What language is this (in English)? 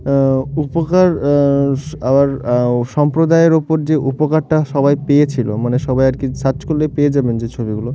Bangla